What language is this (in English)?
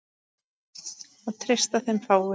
Icelandic